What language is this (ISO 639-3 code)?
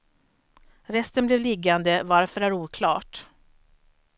swe